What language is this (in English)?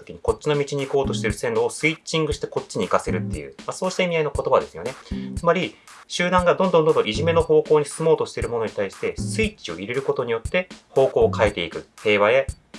Japanese